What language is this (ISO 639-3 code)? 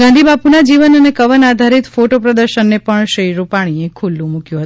guj